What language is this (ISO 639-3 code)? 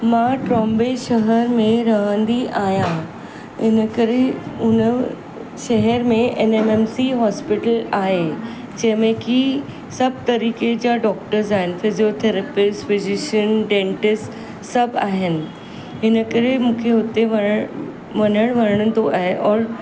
snd